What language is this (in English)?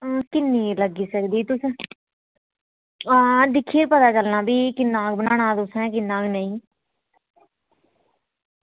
Dogri